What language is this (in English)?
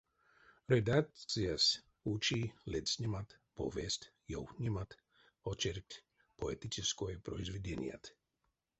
Erzya